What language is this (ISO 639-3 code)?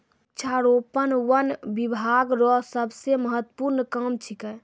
mai